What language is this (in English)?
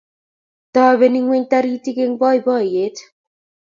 Kalenjin